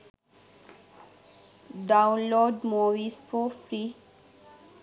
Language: Sinhala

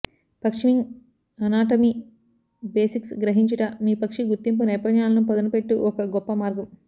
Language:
Telugu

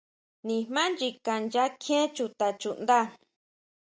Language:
Huautla Mazatec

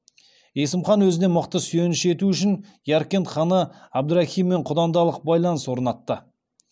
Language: Kazakh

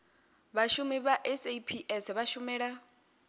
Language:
Venda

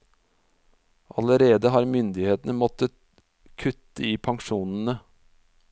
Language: Norwegian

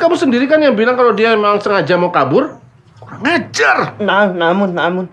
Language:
Indonesian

